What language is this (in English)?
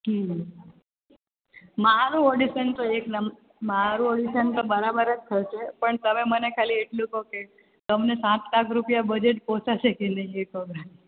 Gujarati